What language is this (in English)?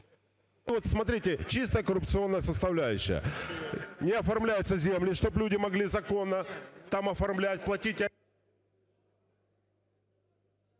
Ukrainian